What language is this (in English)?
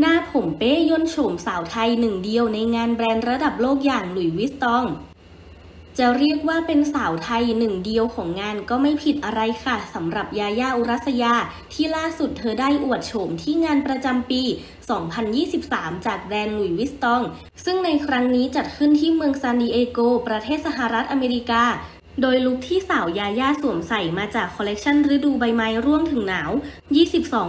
Thai